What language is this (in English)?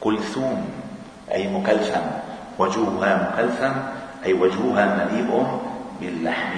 Arabic